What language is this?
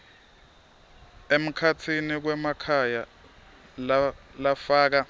Swati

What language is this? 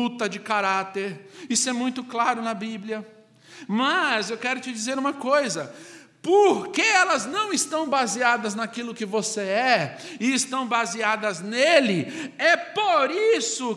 Portuguese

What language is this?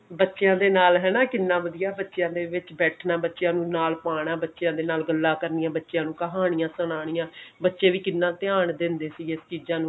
Punjabi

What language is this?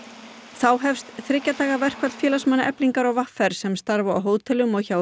Icelandic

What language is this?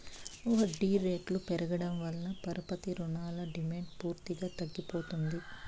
Telugu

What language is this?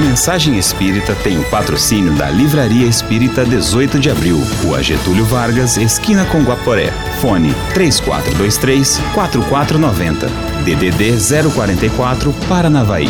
Portuguese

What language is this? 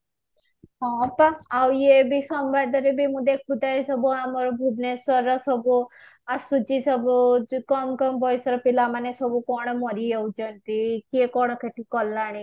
Odia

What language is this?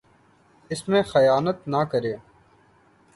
Urdu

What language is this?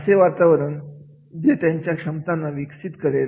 Marathi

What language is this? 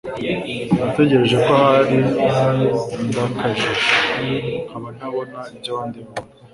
Kinyarwanda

